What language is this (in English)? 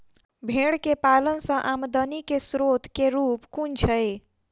Maithili